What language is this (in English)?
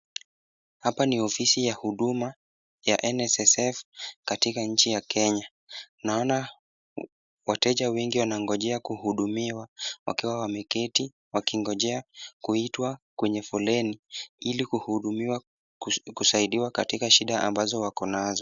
Swahili